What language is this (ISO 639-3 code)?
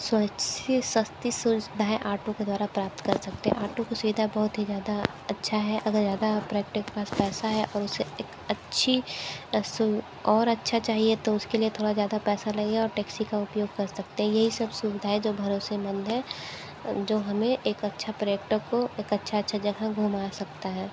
hin